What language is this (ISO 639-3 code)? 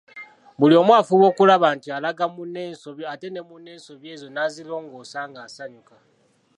lug